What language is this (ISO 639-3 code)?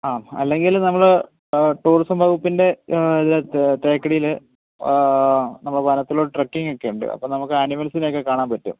mal